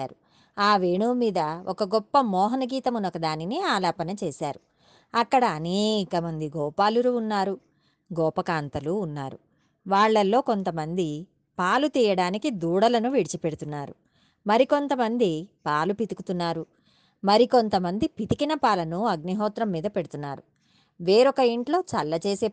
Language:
Telugu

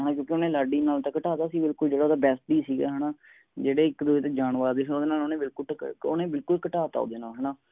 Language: Punjabi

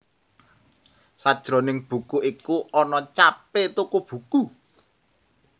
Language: Javanese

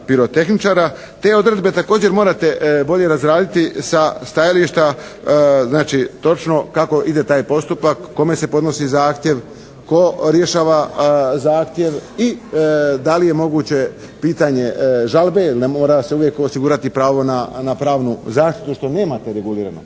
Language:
Croatian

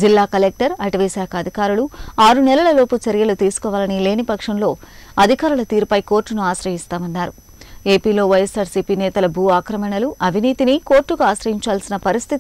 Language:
Hindi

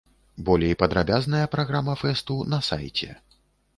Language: Belarusian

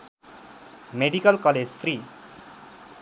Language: Nepali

